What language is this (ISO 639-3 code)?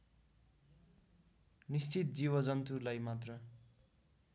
nep